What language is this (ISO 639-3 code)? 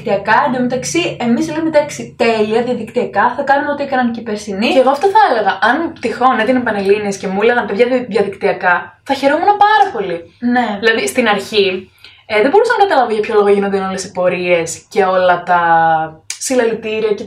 ell